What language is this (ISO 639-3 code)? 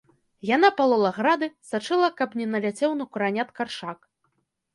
bel